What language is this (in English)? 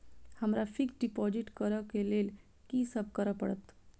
Maithili